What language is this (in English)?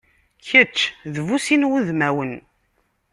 Kabyle